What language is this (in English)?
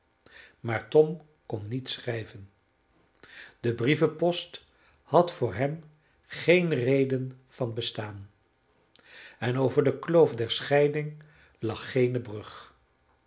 Dutch